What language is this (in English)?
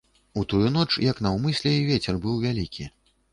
Belarusian